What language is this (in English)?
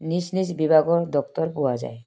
Assamese